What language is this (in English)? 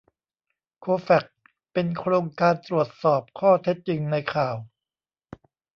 Thai